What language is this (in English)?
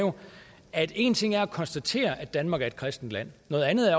Danish